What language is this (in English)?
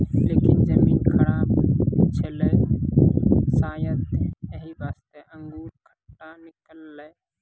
Maithili